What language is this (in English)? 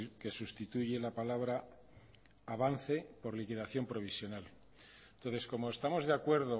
Spanish